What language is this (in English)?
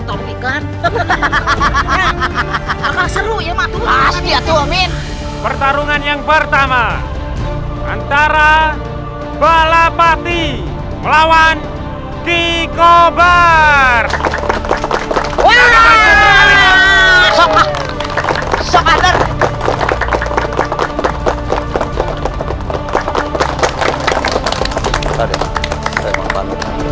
Indonesian